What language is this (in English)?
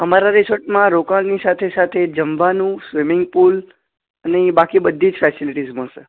Gujarati